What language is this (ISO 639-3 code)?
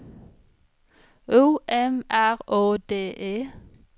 swe